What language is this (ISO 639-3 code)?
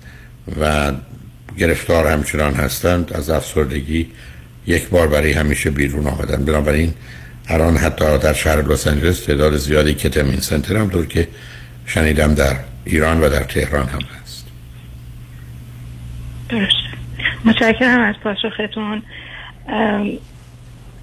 fas